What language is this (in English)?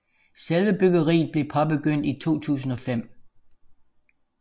Danish